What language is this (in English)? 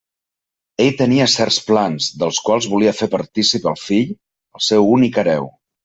Catalan